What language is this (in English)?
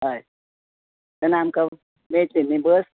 Konkani